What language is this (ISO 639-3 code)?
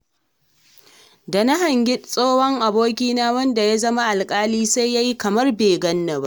hau